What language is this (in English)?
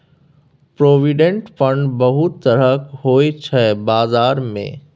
Maithili